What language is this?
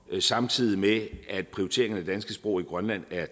Danish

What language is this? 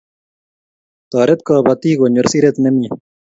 Kalenjin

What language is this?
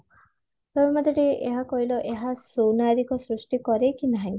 Odia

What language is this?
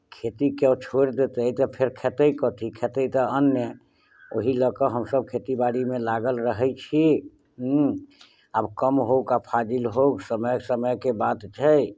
Maithili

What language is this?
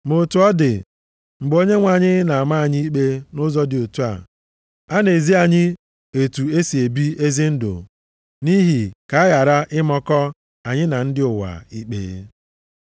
Igbo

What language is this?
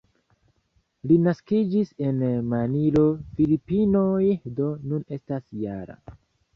Esperanto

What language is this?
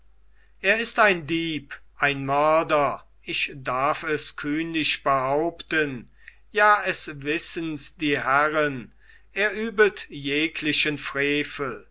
German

